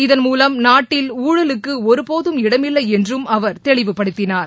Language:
Tamil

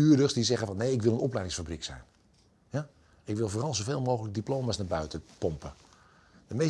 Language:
Dutch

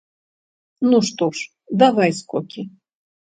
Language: Belarusian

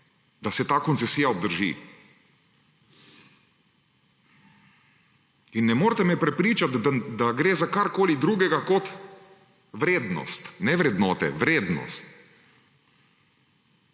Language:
Slovenian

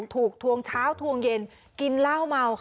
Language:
Thai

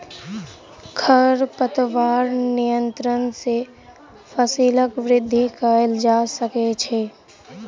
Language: Maithili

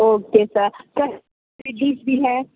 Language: Urdu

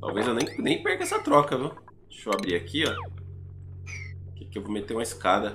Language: Portuguese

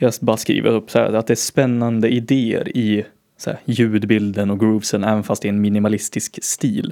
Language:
Swedish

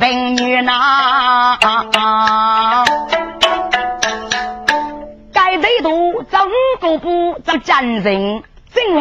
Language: Chinese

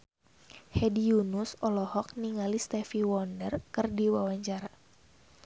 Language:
Sundanese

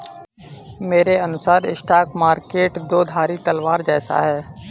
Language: Hindi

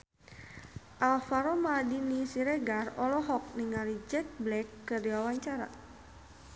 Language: Sundanese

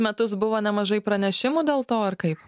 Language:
Lithuanian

